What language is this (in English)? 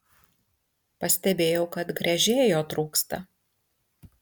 Lithuanian